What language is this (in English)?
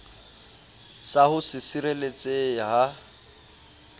Southern Sotho